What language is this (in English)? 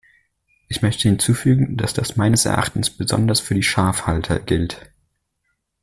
German